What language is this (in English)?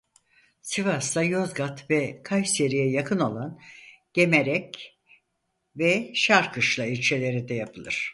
Turkish